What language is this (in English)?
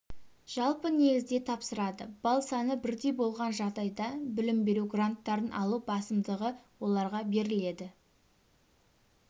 Kazakh